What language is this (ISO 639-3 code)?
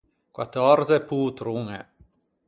lij